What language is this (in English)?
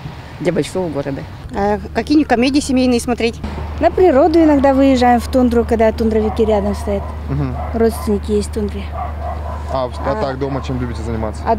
Russian